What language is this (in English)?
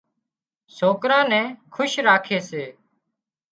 Wadiyara Koli